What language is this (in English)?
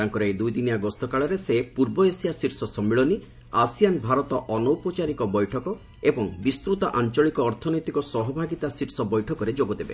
Odia